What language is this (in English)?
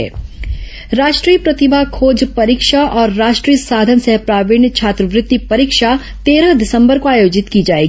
Hindi